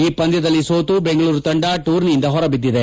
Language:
Kannada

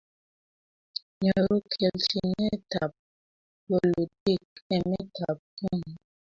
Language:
Kalenjin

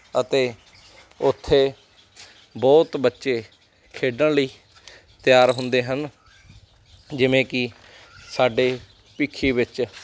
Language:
Punjabi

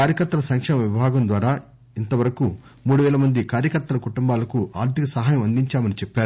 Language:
Telugu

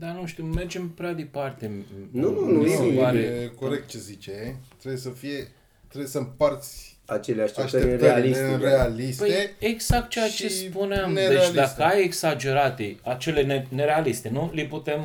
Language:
Romanian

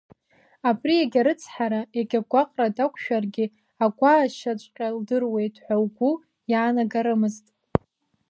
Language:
Abkhazian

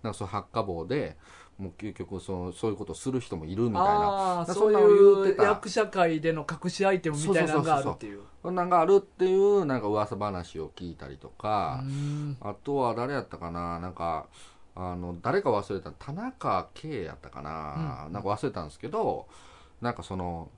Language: Japanese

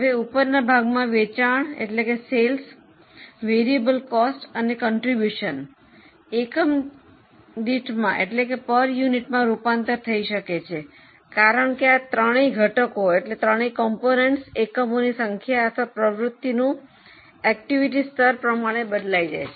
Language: Gujarati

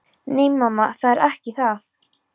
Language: Icelandic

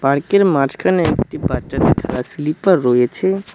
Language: Bangla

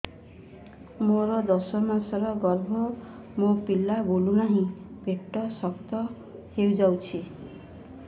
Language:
Odia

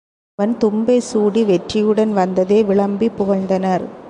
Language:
Tamil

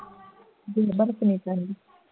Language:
Punjabi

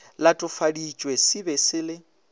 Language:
Northern Sotho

